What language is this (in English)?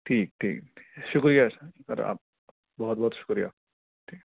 Urdu